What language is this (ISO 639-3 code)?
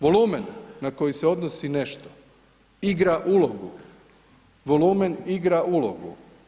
hrv